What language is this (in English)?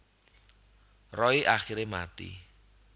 Javanese